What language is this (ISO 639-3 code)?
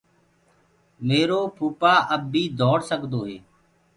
ggg